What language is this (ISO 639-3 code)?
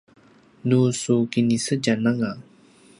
pwn